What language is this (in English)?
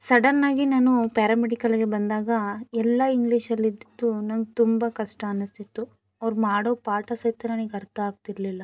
Kannada